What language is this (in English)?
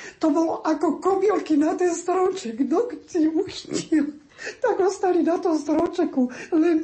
Slovak